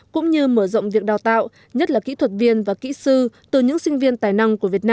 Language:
Vietnamese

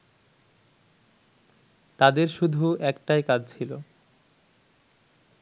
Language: Bangla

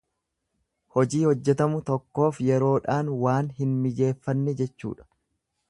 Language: Oromo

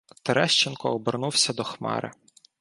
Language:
Ukrainian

